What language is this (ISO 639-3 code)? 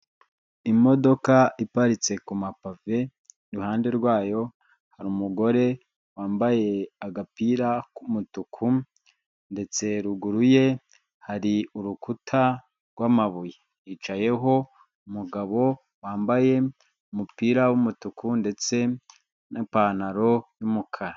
kin